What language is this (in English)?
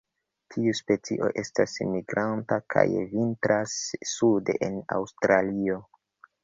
Esperanto